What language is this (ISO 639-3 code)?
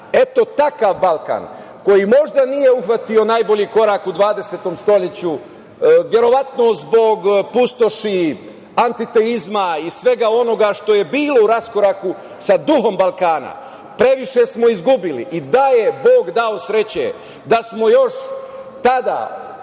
srp